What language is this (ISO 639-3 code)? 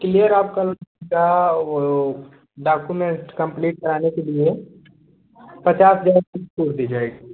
hin